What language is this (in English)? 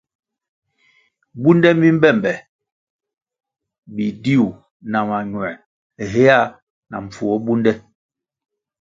Kwasio